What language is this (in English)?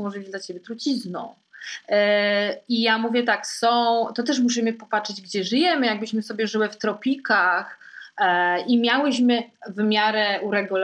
Polish